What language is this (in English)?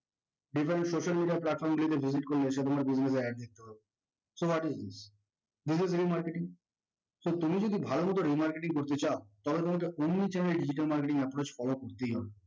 Bangla